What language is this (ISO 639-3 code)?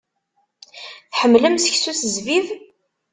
kab